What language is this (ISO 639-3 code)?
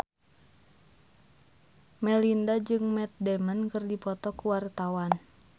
sun